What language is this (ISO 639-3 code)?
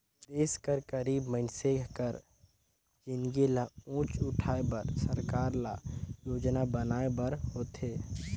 hne